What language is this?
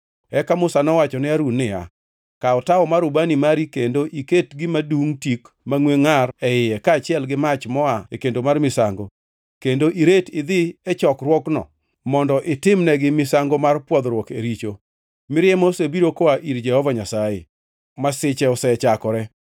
Luo (Kenya and Tanzania)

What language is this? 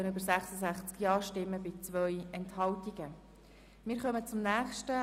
Swiss German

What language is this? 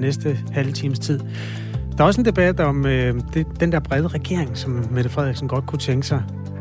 Danish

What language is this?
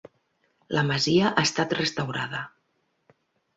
Catalan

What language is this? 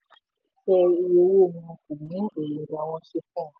Yoruba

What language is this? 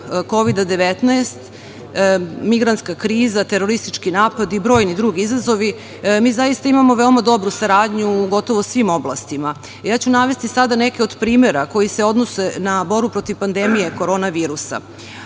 Serbian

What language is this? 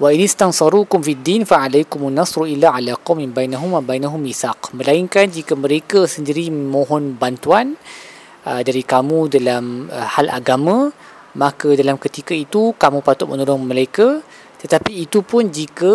Malay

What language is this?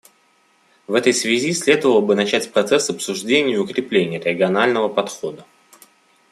Russian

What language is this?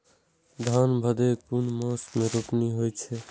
Maithili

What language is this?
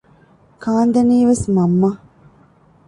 Divehi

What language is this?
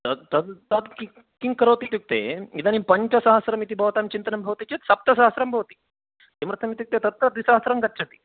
Sanskrit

